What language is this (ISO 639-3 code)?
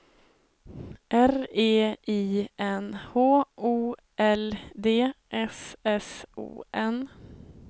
swe